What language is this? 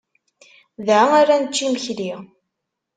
Kabyle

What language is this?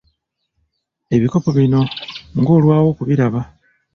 Ganda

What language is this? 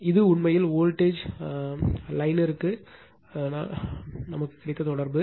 Tamil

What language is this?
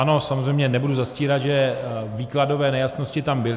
Czech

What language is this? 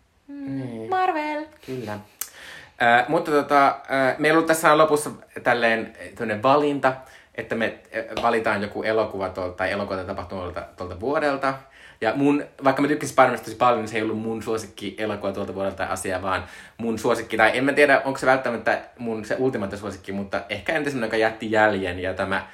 Finnish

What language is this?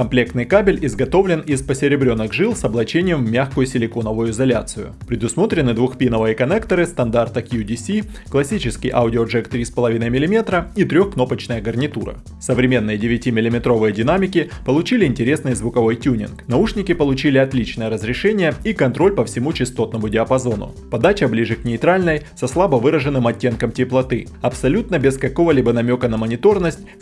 Russian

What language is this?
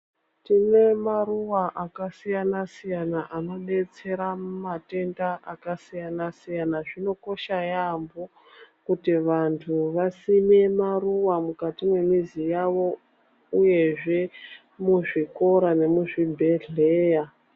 Ndau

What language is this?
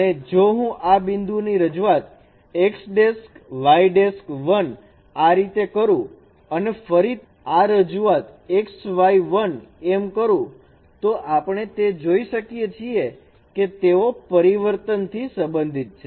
Gujarati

